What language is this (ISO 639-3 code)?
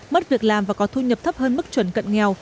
vie